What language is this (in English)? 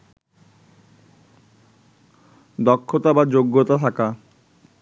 Bangla